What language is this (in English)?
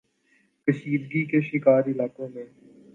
Urdu